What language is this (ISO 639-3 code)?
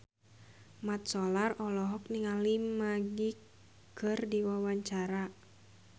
sun